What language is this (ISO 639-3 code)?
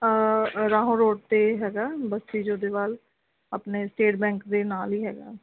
pan